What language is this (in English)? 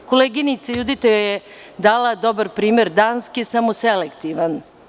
Serbian